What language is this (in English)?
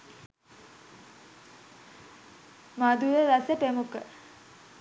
Sinhala